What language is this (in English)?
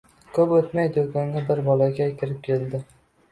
Uzbek